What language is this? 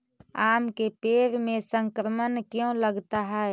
Magahi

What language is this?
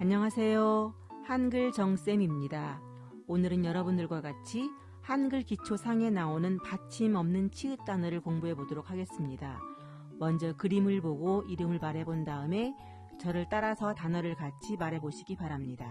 Korean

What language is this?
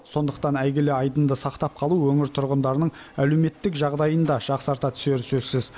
Kazakh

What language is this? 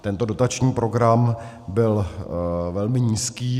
Czech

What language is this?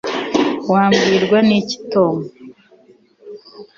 Kinyarwanda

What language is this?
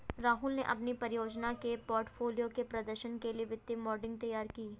Hindi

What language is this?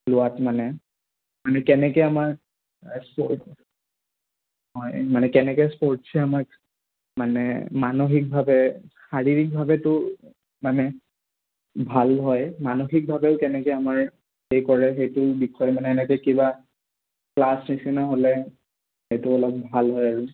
Assamese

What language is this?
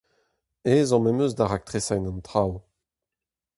Breton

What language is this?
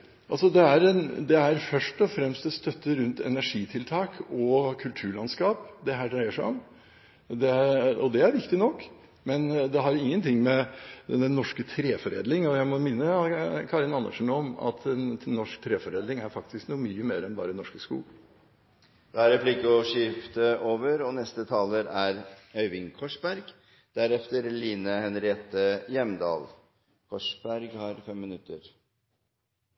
Norwegian Bokmål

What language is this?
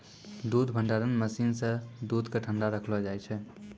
Maithili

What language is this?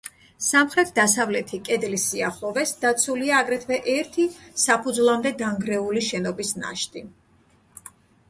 Georgian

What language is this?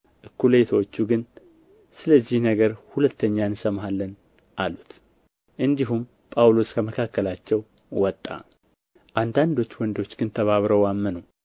Amharic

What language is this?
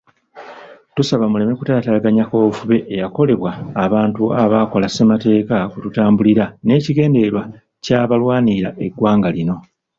Ganda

